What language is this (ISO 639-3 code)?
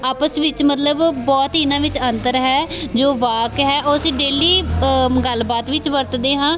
pan